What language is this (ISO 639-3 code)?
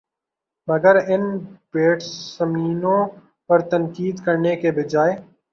urd